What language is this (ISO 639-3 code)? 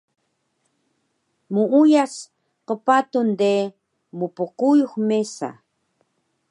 trv